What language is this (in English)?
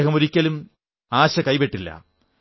Malayalam